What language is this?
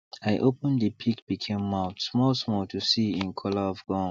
Nigerian Pidgin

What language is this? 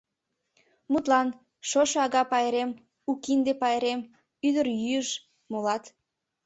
Mari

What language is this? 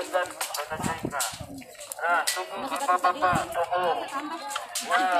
Indonesian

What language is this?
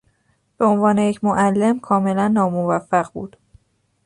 Persian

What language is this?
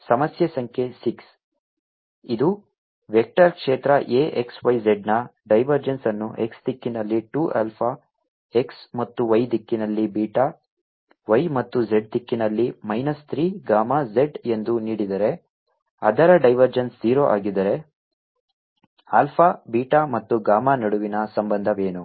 Kannada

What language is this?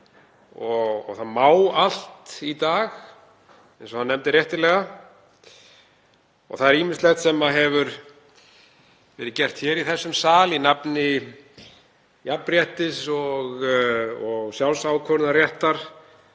Icelandic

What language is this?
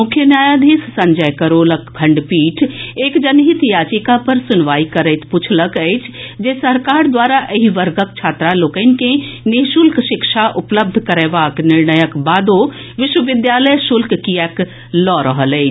Maithili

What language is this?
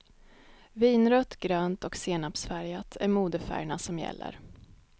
Swedish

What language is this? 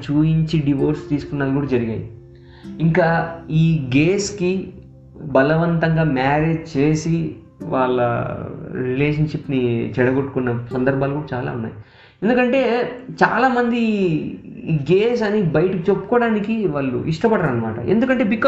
Telugu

